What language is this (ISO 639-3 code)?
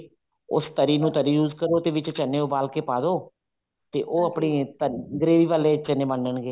pan